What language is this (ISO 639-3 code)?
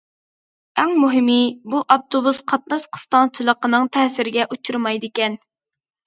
uig